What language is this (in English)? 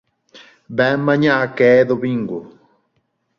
Galician